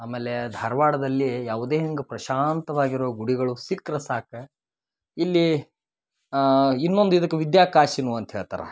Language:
Kannada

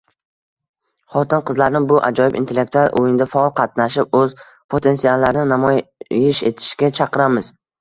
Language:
Uzbek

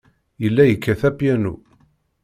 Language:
Kabyle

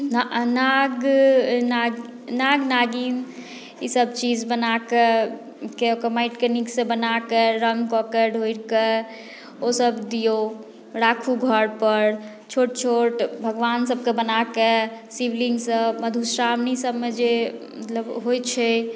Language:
Maithili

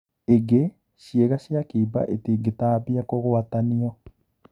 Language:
Kikuyu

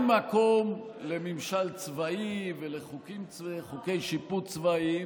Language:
Hebrew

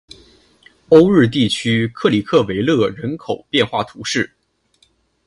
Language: Chinese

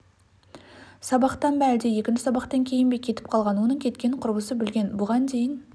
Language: Kazakh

